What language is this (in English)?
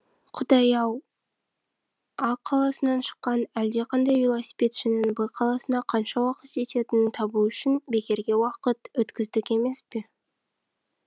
Kazakh